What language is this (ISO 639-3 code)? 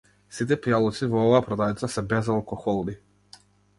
mkd